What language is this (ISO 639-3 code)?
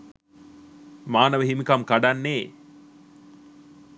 sin